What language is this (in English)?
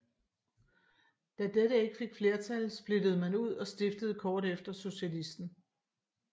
Danish